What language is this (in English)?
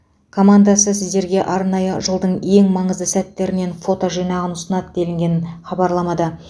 Kazakh